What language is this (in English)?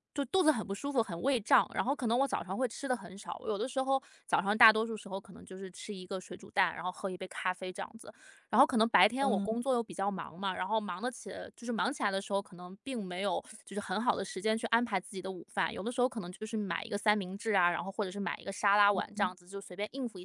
Chinese